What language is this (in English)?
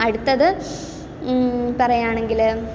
Malayalam